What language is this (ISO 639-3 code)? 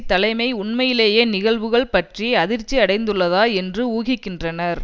tam